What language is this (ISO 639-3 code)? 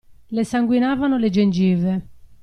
ita